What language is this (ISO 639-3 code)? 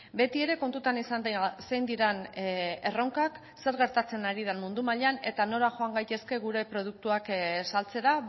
eus